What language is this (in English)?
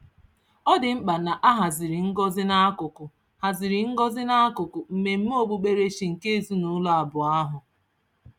Igbo